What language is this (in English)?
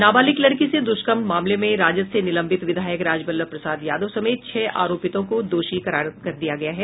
Hindi